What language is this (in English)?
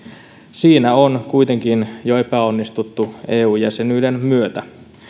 Finnish